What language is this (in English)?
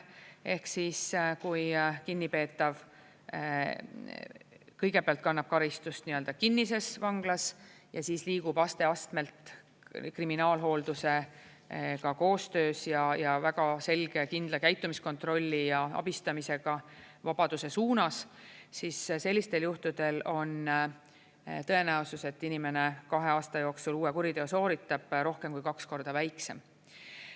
Estonian